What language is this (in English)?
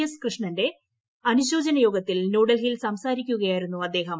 Malayalam